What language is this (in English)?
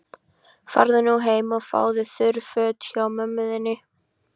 Icelandic